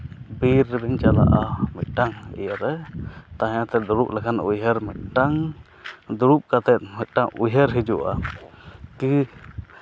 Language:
Santali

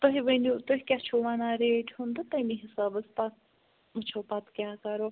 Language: Kashmiri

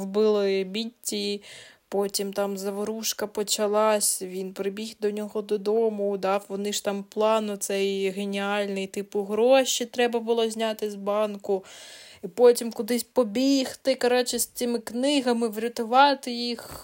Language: Ukrainian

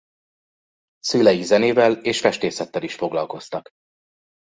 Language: Hungarian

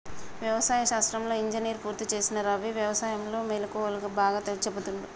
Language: Telugu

